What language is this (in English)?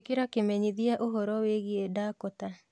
Kikuyu